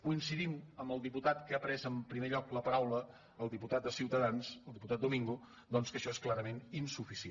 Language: Catalan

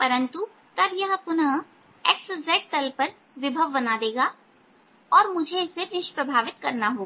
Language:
Hindi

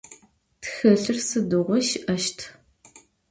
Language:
Adyghe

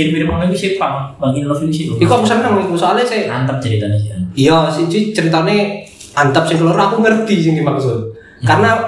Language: Indonesian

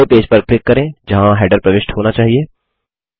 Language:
Hindi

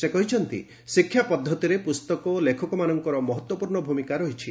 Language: Odia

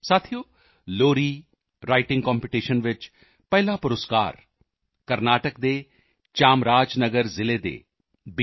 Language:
Punjabi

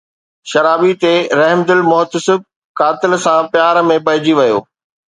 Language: Sindhi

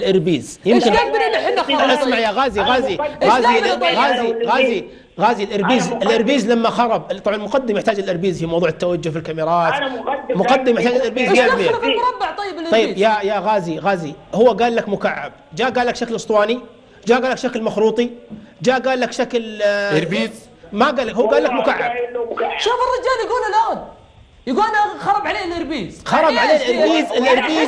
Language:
Arabic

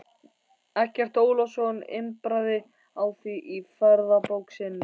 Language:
Icelandic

